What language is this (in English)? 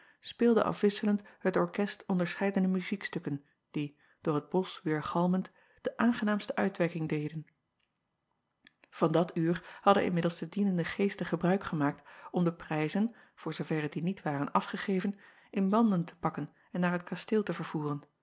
Dutch